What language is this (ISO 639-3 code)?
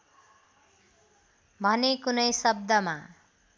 nep